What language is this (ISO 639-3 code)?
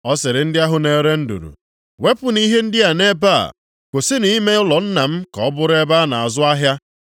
ibo